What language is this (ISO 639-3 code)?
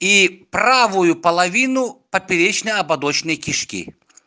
rus